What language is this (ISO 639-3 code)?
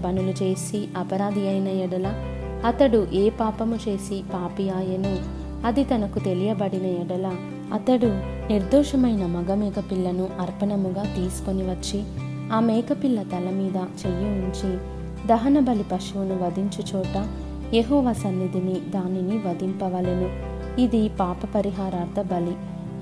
tel